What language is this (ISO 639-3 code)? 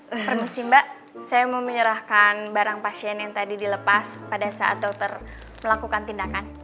ind